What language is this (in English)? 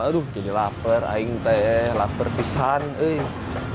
Indonesian